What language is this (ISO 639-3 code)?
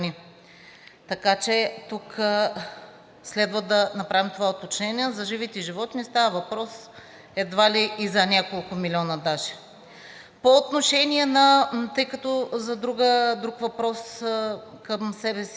bul